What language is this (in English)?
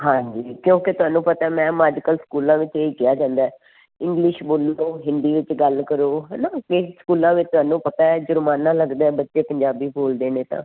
Punjabi